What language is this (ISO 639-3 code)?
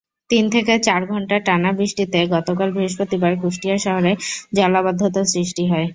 ben